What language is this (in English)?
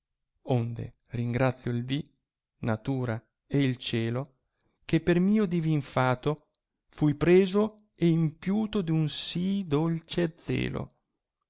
Italian